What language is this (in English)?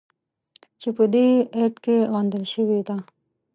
Pashto